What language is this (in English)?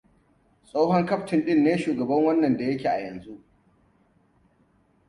Hausa